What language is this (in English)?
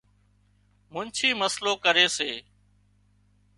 Wadiyara Koli